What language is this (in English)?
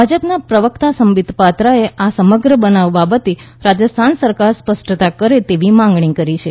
Gujarati